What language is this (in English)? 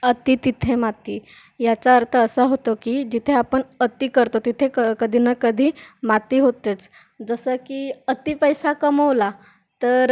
Marathi